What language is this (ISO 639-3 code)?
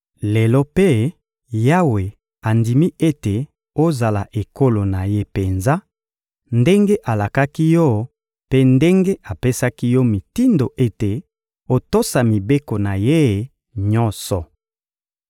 lin